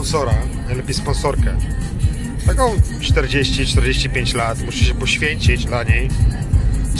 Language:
Polish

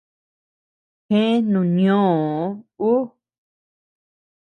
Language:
Tepeuxila Cuicatec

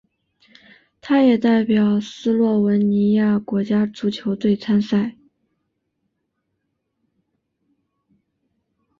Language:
Chinese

